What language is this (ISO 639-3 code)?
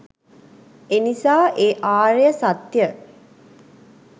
sin